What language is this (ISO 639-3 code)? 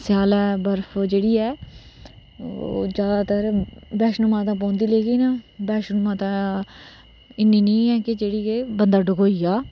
doi